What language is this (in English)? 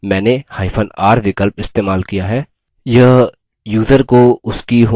Hindi